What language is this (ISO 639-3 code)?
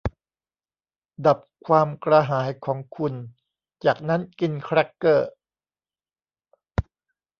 tha